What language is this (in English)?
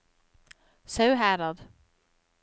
Norwegian